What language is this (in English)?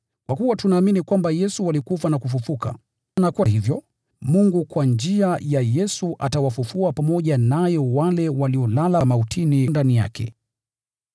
Swahili